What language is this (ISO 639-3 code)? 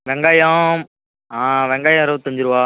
tam